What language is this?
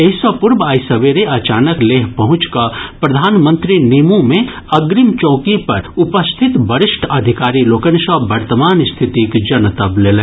Maithili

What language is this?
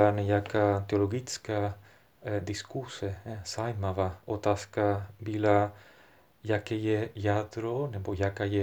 Czech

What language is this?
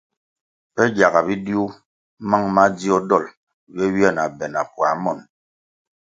Kwasio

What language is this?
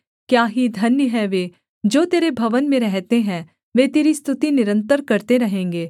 Hindi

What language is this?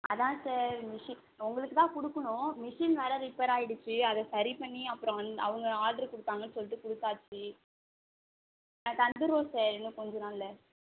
Tamil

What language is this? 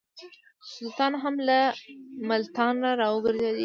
Pashto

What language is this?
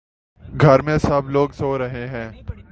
Urdu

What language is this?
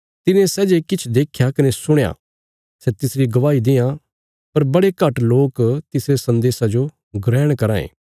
Bilaspuri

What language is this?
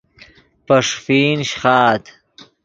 Yidgha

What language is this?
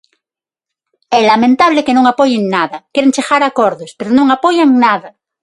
Galician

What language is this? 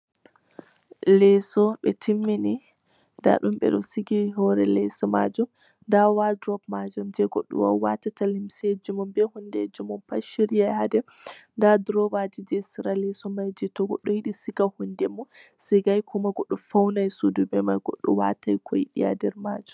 Fula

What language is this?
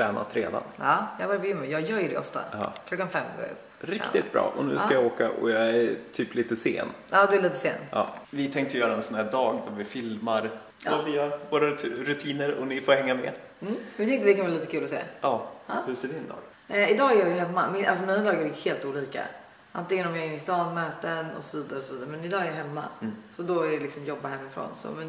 Swedish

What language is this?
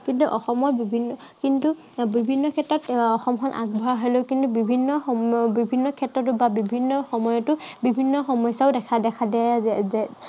Assamese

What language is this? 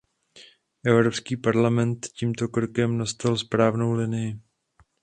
Czech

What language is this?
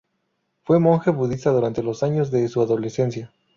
Spanish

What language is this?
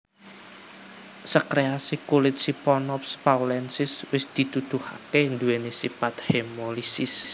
Javanese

